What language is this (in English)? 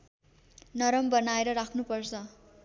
Nepali